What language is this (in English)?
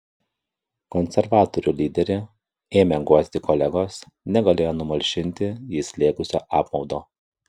Lithuanian